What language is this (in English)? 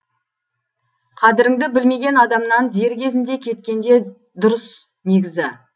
Kazakh